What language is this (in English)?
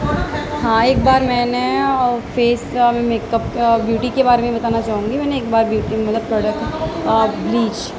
Urdu